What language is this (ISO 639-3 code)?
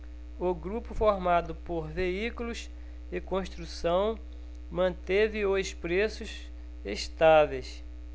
por